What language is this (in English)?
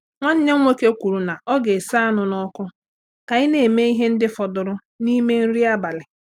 Igbo